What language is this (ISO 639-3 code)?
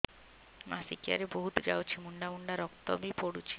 ori